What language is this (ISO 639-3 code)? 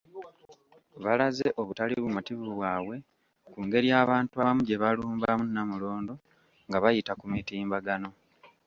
lug